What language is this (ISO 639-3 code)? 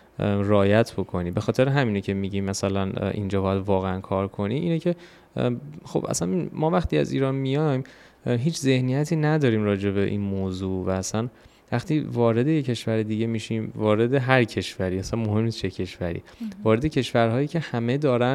fas